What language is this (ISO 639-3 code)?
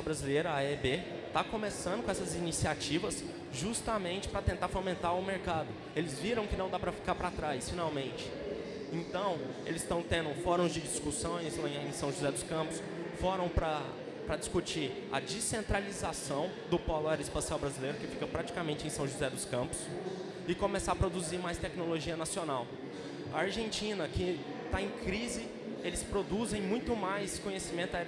por